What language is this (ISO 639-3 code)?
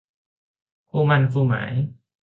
tha